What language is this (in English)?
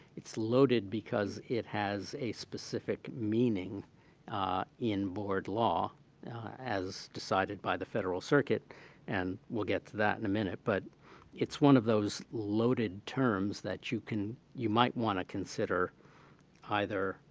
English